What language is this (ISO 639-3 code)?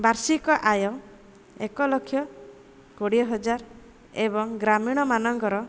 ori